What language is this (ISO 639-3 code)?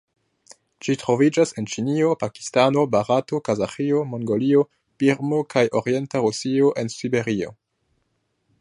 epo